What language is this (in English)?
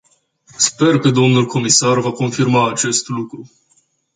Romanian